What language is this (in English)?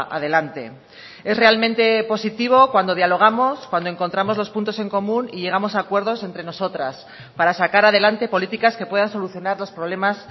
Spanish